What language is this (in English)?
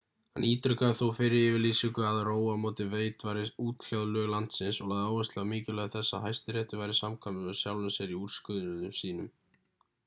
Icelandic